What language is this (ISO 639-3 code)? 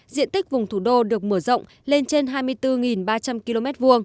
vie